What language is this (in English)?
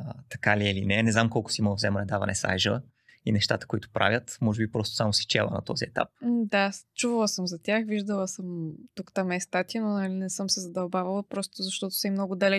Bulgarian